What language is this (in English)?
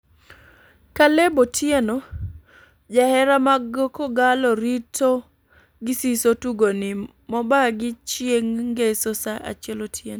Luo (Kenya and Tanzania)